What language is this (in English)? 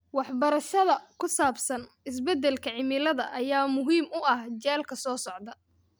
Somali